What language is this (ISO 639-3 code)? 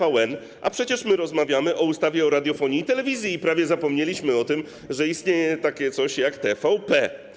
pol